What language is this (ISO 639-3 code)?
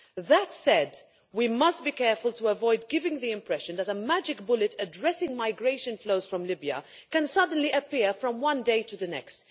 eng